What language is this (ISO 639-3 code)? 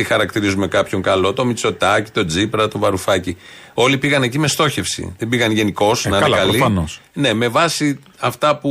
ell